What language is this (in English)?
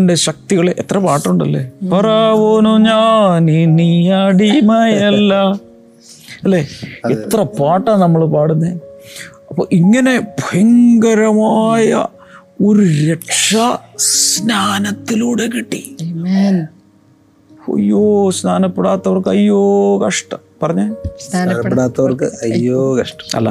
Malayalam